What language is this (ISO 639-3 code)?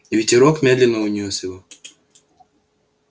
rus